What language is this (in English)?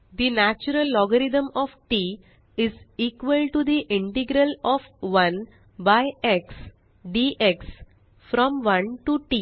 Marathi